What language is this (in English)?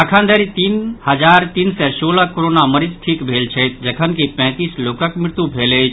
Maithili